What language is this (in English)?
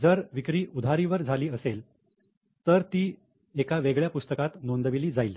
Marathi